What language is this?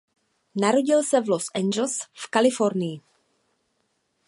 Czech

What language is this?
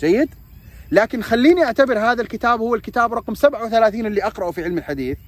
Arabic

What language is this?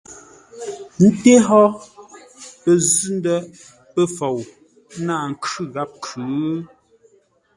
Ngombale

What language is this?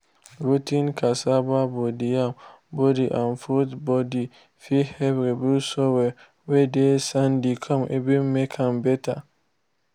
Nigerian Pidgin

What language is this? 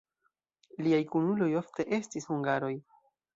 Esperanto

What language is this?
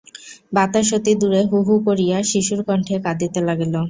Bangla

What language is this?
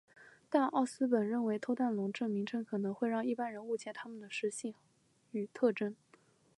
Chinese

